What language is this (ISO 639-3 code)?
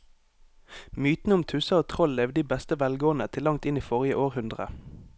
nor